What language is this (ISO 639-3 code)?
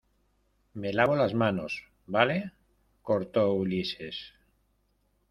spa